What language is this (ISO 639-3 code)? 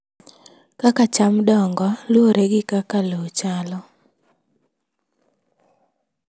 luo